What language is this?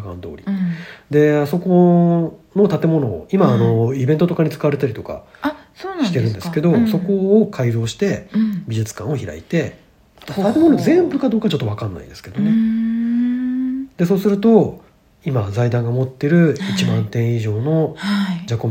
Japanese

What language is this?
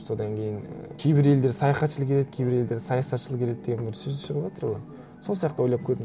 Kazakh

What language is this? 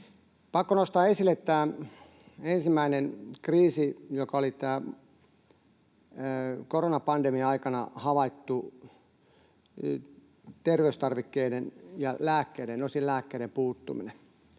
Finnish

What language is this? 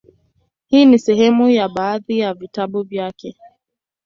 Swahili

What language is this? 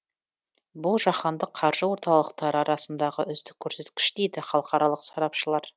Kazakh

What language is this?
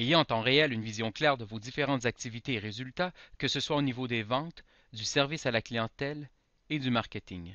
French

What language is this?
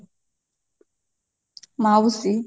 Odia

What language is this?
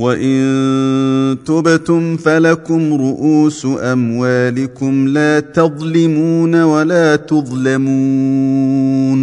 Arabic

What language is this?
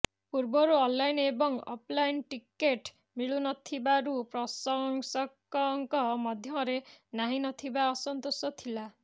Odia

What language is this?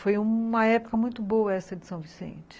Portuguese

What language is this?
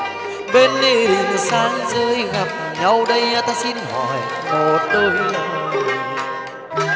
Vietnamese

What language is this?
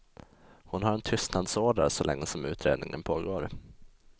Swedish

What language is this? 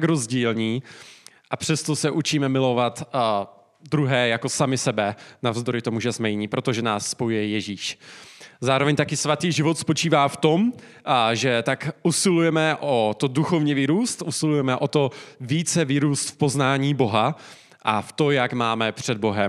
Czech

